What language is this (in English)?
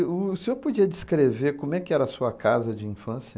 Portuguese